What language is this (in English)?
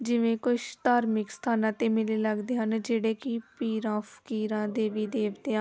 Punjabi